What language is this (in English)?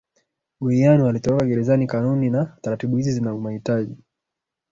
Swahili